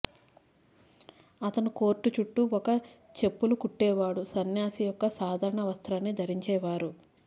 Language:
Telugu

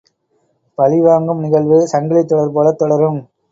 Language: Tamil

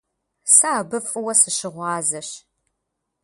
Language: Kabardian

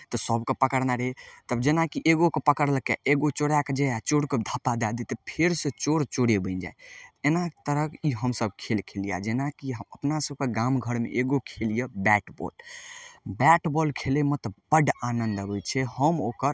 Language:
Maithili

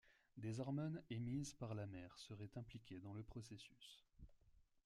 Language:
French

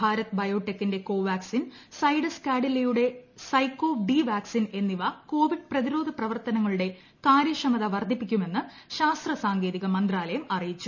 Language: Malayalam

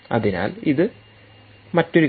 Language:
Malayalam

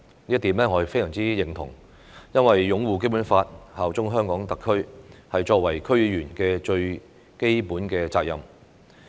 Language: Cantonese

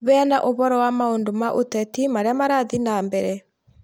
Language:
Kikuyu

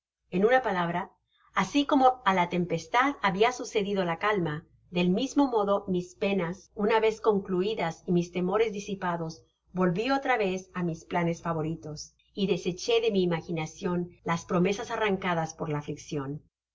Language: Spanish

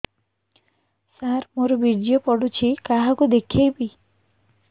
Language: Odia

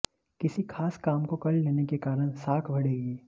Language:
Hindi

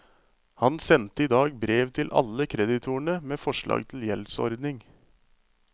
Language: Norwegian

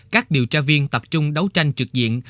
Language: Vietnamese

